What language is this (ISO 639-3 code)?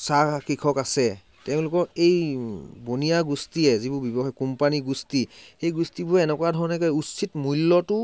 asm